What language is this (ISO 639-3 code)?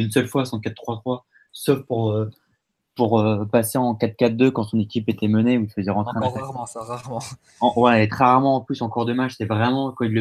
fra